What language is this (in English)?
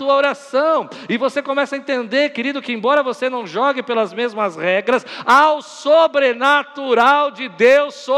Portuguese